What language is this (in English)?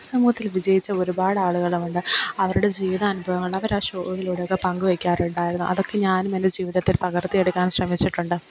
Malayalam